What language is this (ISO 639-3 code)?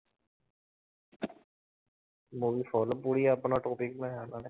pan